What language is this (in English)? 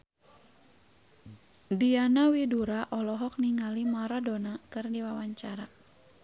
Sundanese